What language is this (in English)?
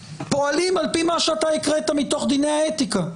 Hebrew